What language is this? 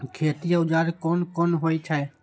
Maithili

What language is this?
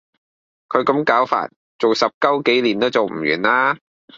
Cantonese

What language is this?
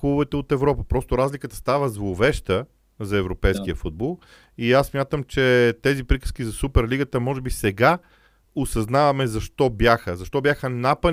Bulgarian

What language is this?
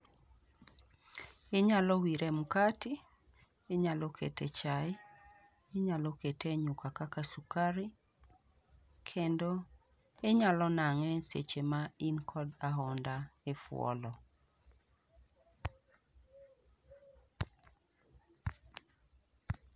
Luo (Kenya and Tanzania)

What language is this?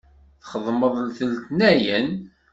Kabyle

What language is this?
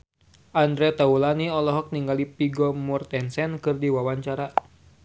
Sundanese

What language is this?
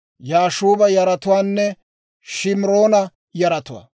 Dawro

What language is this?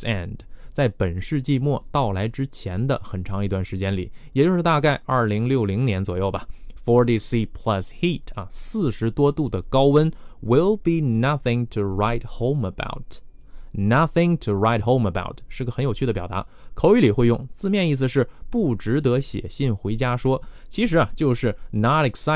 Chinese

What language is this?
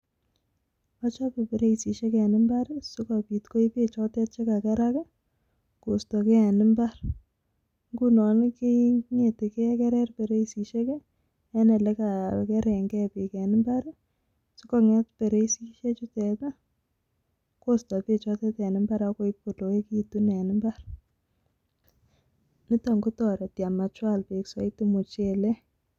Kalenjin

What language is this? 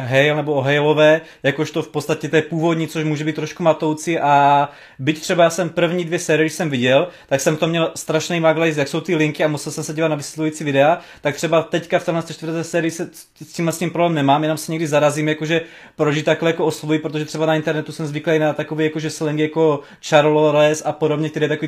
Czech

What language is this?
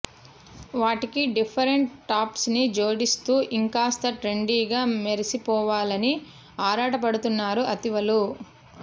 Telugu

